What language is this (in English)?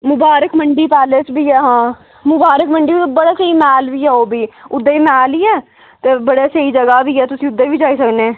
Dogri